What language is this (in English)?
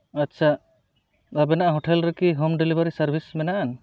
Santali